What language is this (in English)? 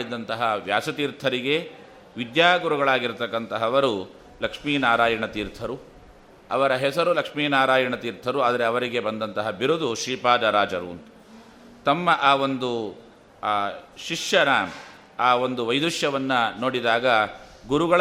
Kannada